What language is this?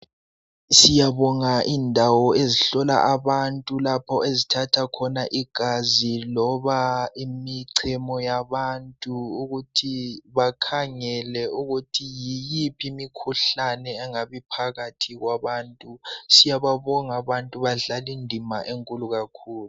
North Ndebele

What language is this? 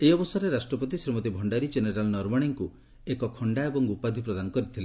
Odia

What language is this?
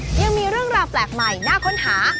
Thai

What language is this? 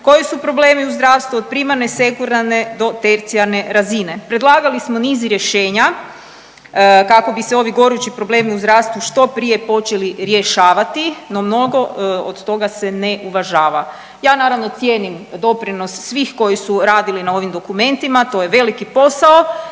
Croatian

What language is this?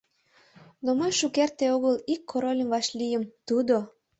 Mari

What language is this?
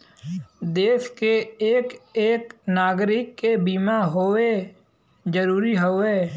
Bhojpuri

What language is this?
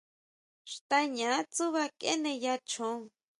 Huautla Mazatec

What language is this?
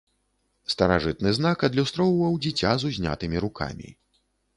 Belarusian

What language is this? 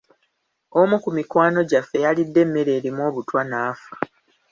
Ganda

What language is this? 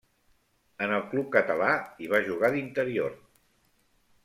Catalan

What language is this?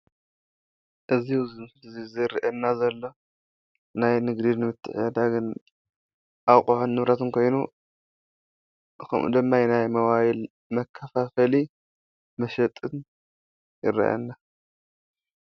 Tigrinya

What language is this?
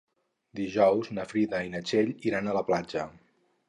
Catalan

